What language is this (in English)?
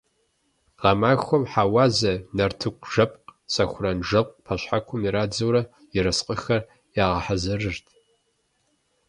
Kabardian